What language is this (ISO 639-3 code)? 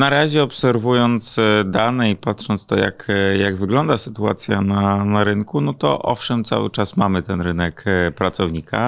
pol